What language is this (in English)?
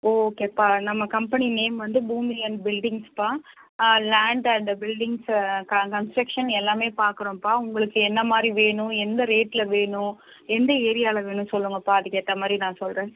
Tamil